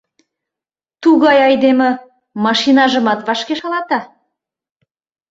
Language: Mari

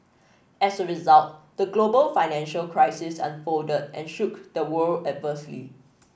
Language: English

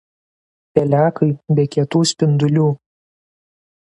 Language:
Lithuanian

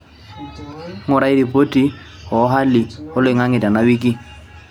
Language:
Masai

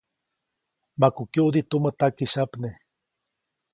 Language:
Copainalá Zoque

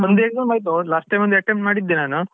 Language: Kannada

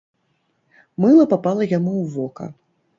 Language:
Belarusian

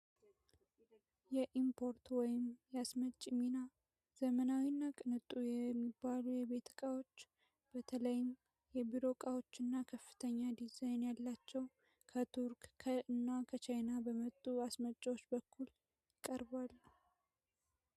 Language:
Amharic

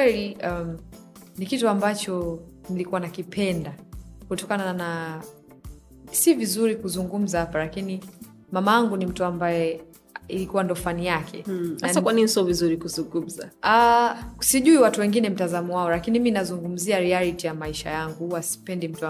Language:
Swahili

